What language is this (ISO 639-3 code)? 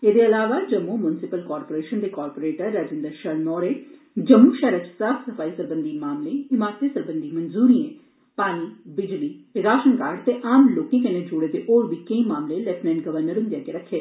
doi